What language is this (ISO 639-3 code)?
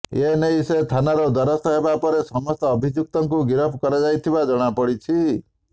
ori